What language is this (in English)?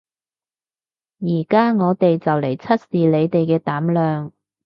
Cantonese